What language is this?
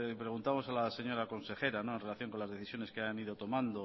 Spanish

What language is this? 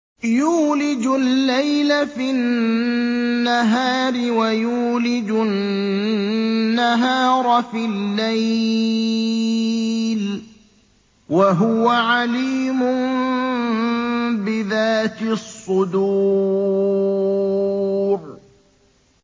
Arabic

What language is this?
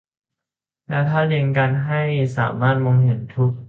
Thai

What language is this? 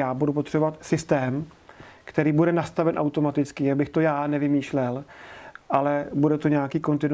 Czech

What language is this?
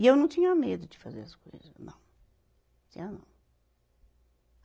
Portuguese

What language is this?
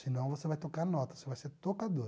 Portuguese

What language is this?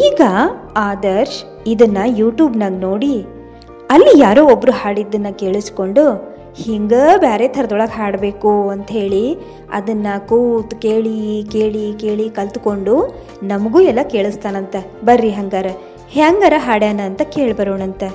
Kannada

